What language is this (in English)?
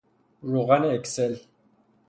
Persian